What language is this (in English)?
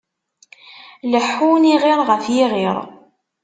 Kabyle